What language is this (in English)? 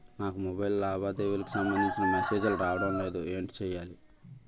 Telugu